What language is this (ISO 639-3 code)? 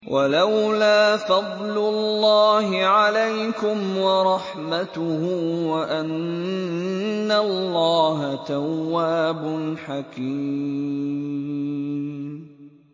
ara